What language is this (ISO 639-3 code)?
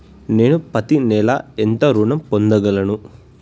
tel